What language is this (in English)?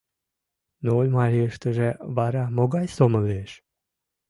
Mari